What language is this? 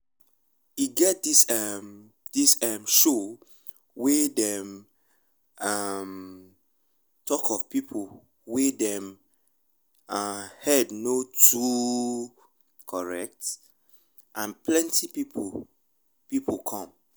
Nigerian Pidgin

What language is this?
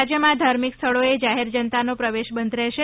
Gujarati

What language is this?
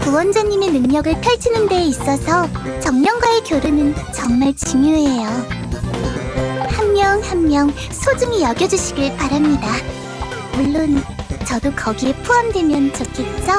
Korean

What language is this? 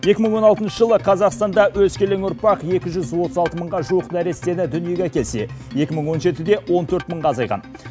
Kazakh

